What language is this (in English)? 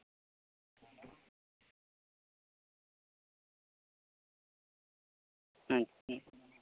Santali